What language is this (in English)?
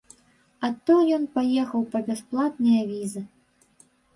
Belarusian